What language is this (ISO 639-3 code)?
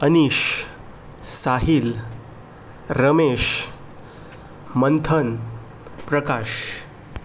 kok